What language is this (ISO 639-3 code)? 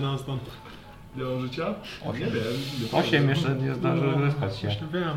pol